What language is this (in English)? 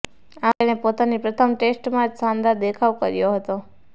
Gujarati